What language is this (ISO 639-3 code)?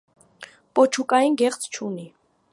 hye